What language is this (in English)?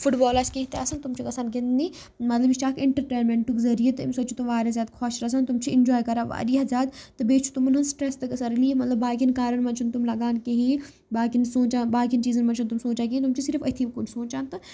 Kashmiri